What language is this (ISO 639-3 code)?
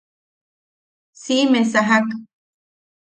yaq